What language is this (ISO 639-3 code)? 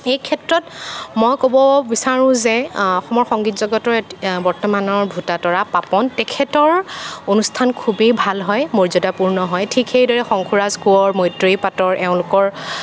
asm